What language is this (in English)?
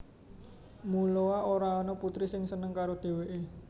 Javanese